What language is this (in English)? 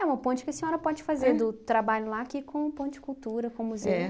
Portuguese